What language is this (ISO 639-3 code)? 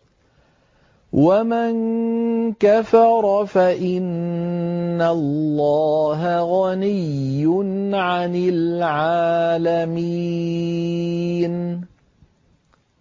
ara